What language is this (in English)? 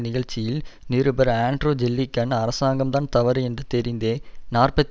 Tamil